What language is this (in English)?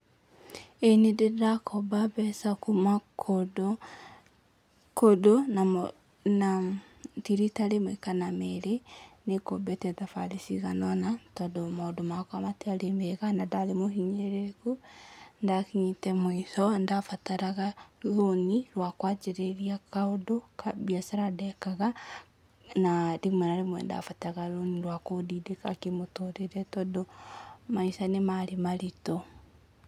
Kikuyu